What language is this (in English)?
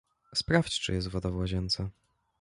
Polish